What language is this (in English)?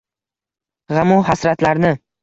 Uzbek